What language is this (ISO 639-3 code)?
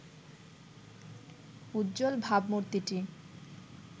ben